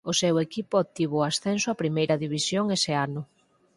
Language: Galician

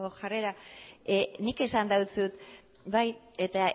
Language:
Basque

